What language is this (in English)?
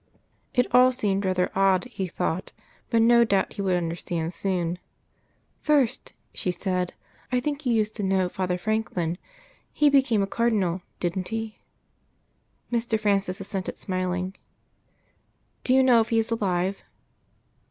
English